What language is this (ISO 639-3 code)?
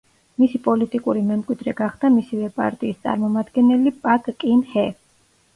kat